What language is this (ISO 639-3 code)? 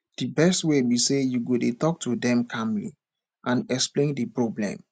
pcm